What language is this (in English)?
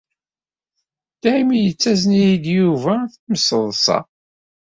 Kabyle